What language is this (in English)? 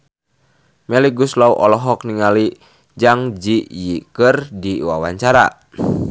Sundanese